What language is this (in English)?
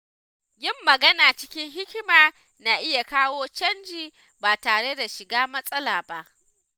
Hausa